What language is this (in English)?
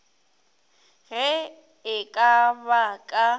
Northern Sotho